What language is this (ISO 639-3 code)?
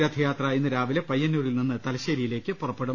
mal